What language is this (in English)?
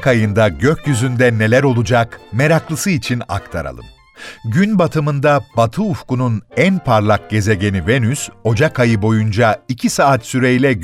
Turkish